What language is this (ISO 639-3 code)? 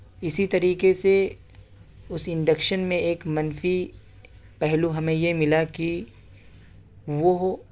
urd